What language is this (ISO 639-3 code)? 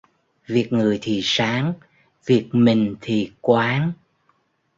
vie